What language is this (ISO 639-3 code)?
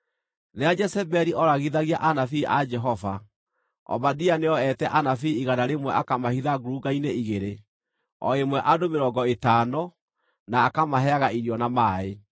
kik